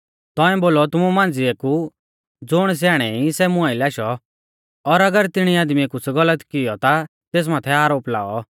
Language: Mahasu Pahari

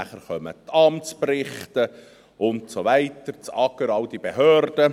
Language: Swiss German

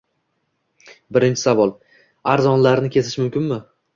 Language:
Uzbek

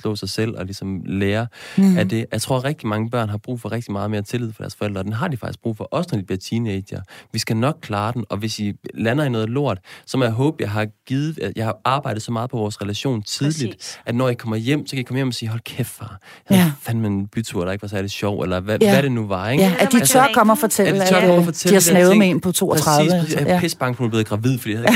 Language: Danish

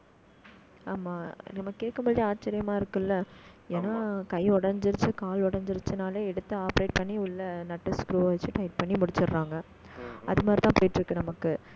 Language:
Tamil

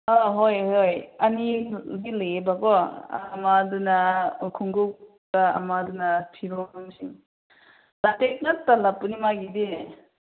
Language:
Manipuri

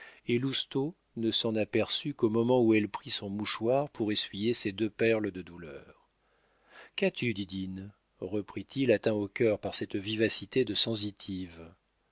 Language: French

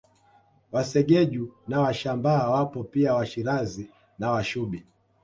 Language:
Swahili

